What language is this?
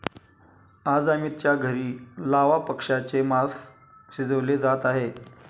Marathi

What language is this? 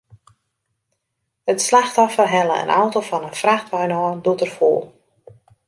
Western Frisian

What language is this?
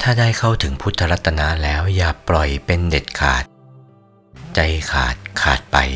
Thai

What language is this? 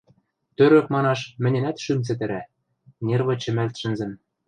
Western Mari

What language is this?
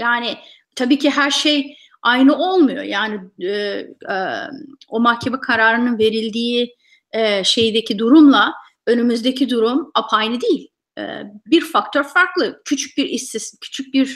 Turkish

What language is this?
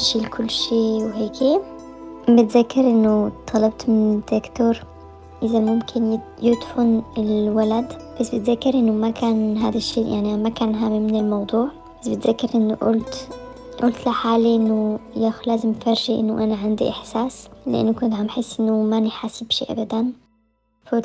Arabic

